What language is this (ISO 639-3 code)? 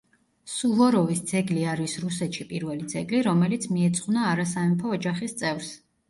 kat